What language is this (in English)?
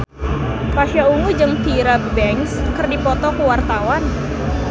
Sundanese